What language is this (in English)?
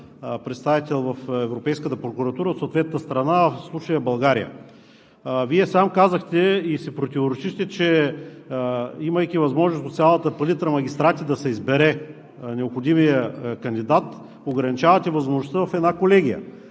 Bulgarian